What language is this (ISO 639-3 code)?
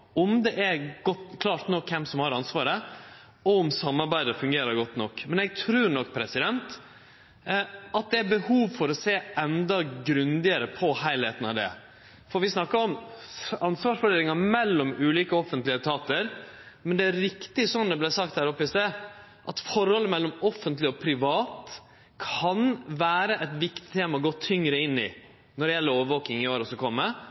nno